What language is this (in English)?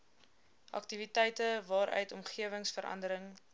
Afrikaans